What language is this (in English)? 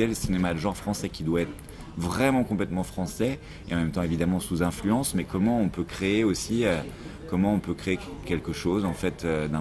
French